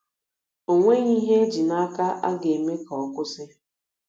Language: Igbo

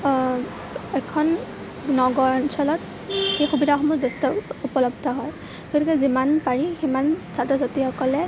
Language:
Assamese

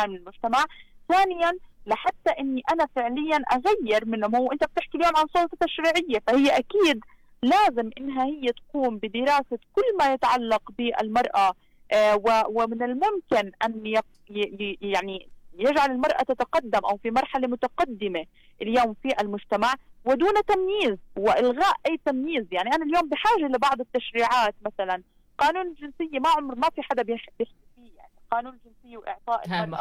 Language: Arabic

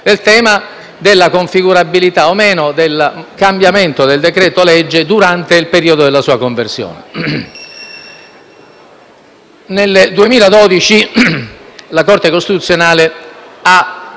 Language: Italian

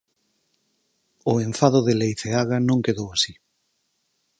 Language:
Galician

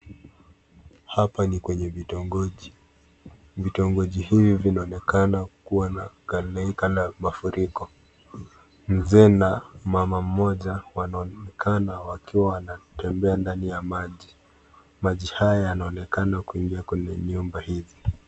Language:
Swahili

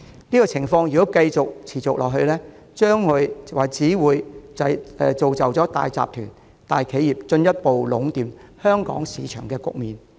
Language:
Cantonese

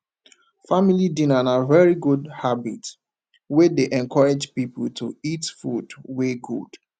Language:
Nigerian Pidgin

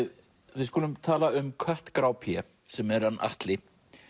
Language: Icelandic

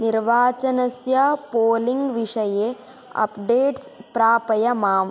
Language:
Sanskrit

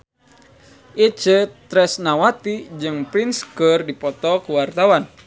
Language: Sundanese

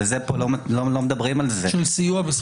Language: Hebrew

